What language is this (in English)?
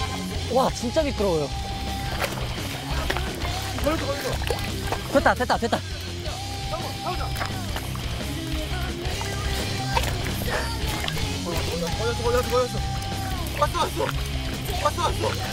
Korean